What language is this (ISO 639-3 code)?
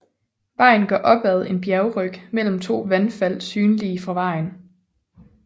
dan